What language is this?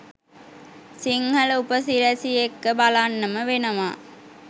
Sinhala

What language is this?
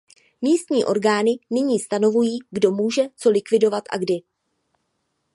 Czech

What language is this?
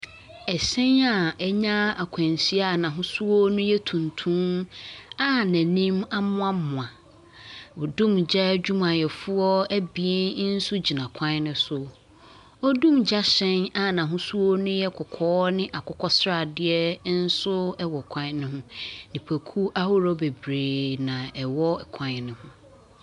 Akan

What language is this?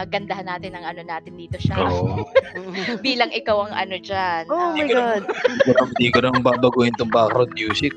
Filipino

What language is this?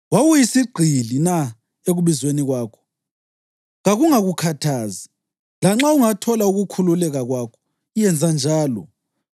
North Ndebele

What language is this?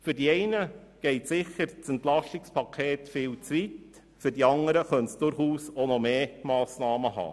Swiss German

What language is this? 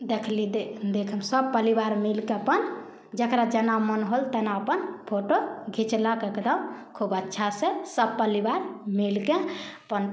Maithili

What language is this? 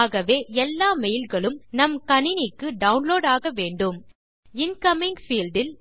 Tamil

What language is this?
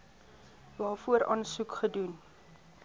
Afrikaans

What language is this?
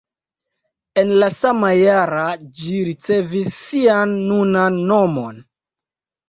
Esperanto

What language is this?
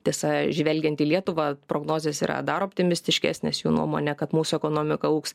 Lithuanian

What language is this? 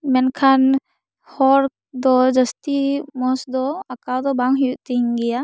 Santali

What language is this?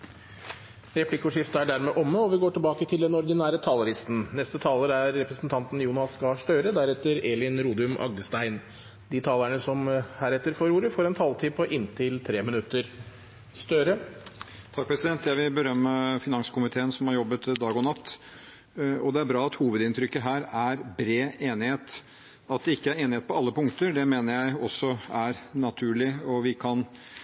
Norwegian Bokmål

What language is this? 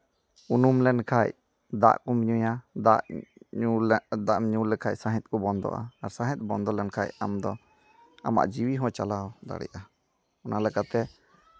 Santali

